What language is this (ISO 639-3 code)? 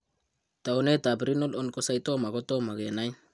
kln